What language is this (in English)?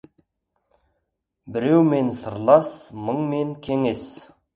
Kazakh